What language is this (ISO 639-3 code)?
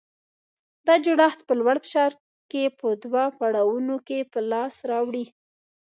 pus